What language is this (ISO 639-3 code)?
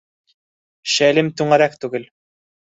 bak